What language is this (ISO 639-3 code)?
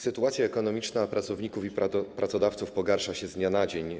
pol